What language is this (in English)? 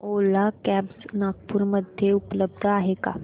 Marathi